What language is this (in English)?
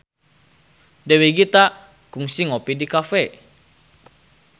Sundanese